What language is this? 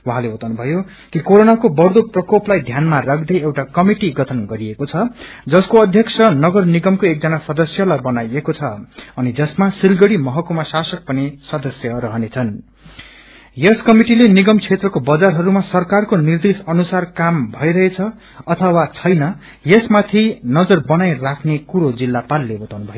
Nepali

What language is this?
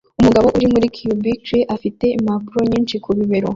Kinyarwanda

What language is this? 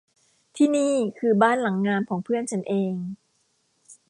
Thai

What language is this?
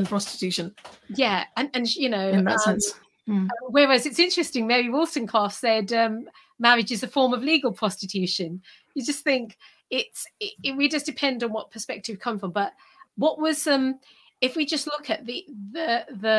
English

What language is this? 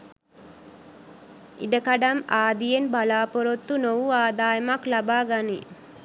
Sinhala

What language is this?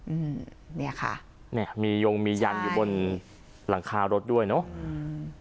Thai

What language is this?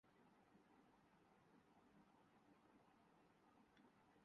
Urdu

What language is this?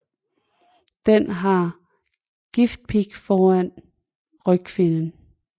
Danish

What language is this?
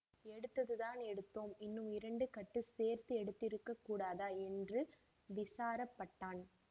Tamil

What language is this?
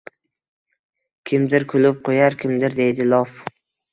Uzbek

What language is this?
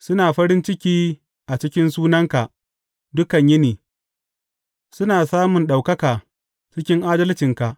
Hausa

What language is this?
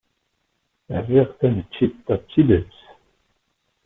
Kabyle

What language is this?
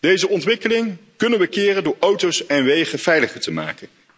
Dutch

